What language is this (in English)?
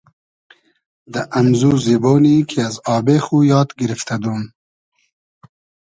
Hazaragi